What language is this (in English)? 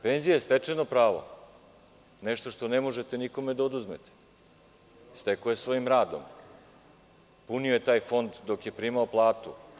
Serbian